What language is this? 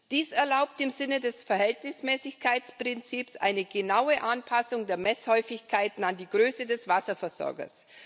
German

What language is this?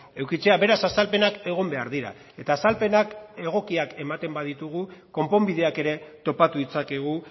Basque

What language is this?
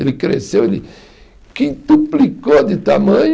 Portuguese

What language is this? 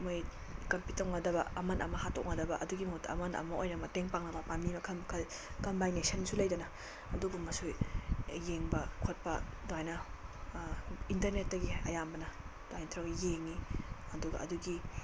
Manipuri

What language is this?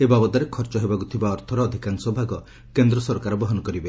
Odia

